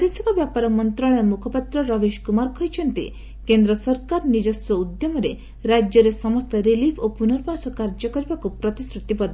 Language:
Odia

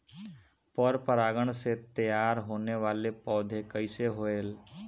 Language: Bhojpuri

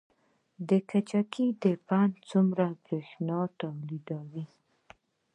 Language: Pashto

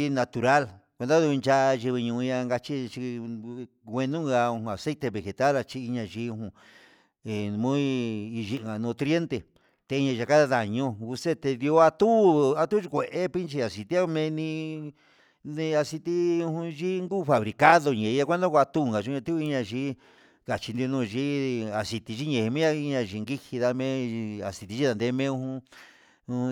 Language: Huitepec Mixtec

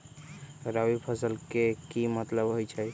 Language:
Magahi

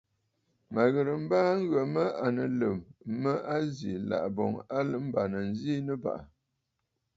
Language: Bafut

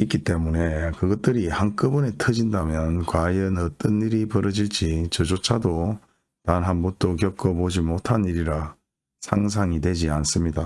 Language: Korean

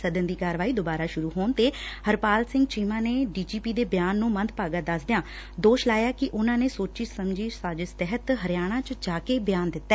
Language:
Punjabi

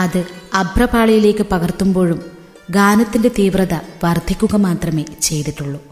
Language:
Malayalam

